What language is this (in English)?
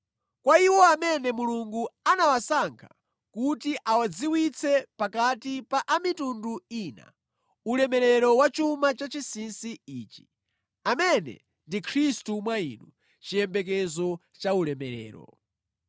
Nyanja